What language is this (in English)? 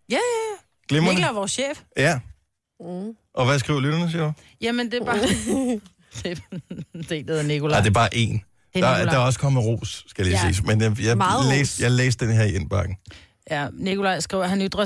Danish